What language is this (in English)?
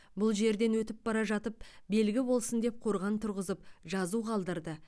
Kazakh